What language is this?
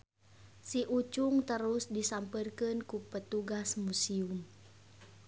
Sundanese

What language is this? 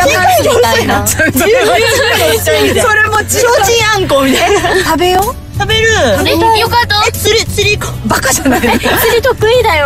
Japanese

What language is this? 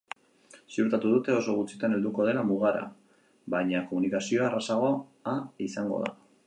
Basque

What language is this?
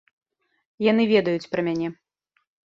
Belarusian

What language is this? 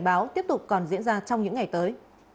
Vietnamese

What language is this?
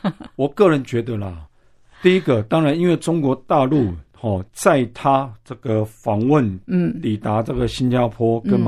Chinese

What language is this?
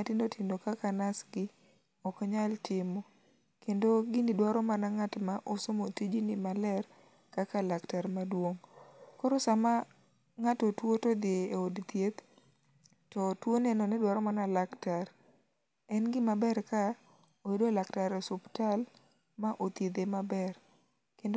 Luo (Kenya and Tanzania)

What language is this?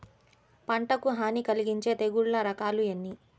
Telugu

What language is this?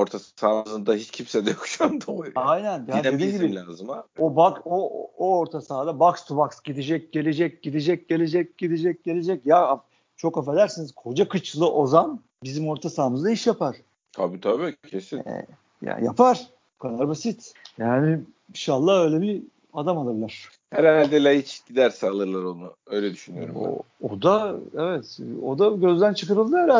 Turkish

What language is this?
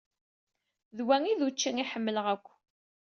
Kabyle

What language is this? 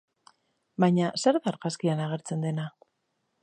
Basque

